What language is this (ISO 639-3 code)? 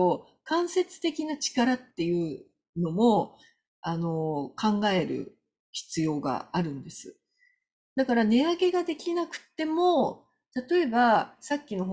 jpn